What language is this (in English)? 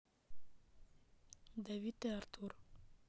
Russian